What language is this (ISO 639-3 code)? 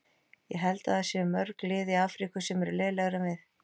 isl